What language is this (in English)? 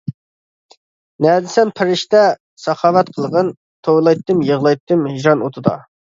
Uyghur